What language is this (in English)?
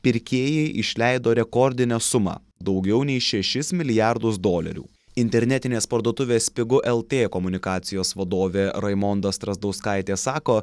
Lithuanian